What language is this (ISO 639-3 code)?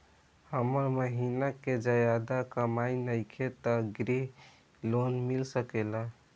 bho